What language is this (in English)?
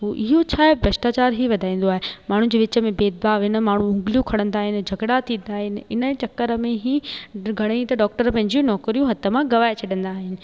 Sindhi